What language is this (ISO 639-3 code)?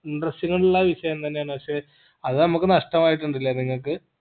mal